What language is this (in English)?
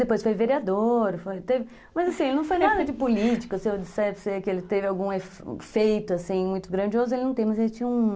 Portuguese